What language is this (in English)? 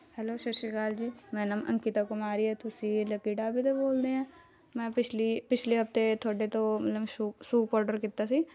Punjabi